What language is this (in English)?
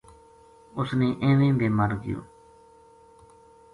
Gujari